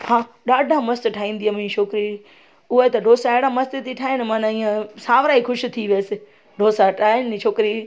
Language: Sindhi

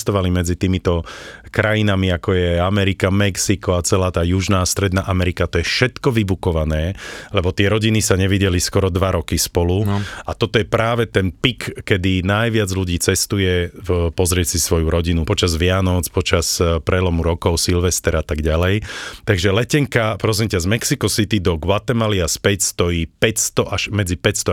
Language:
Slovak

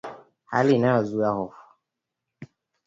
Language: Swahili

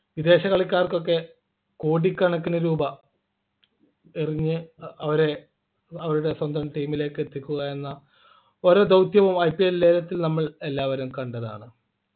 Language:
Malayalam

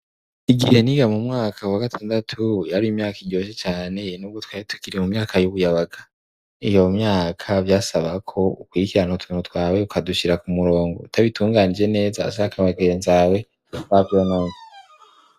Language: Rundi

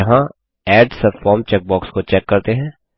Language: Hindi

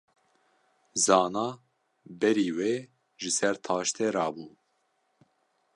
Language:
Kurdish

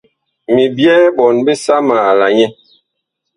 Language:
Bakoko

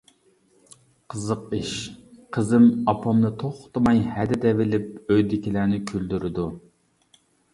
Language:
Uyghur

